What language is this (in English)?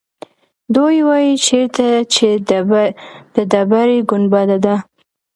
Pashto